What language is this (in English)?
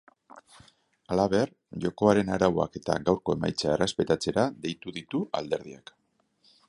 Basque